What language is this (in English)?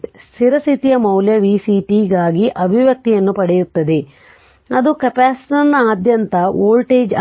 Kannada